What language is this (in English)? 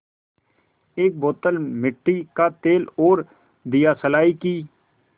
Hindi